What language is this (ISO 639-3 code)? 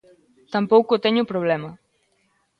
glg